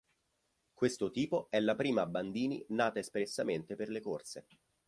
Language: Italian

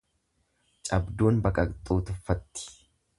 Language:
Oromo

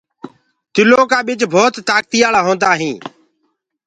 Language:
Gurgula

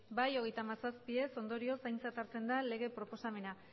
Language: Basque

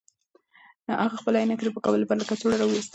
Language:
Pashto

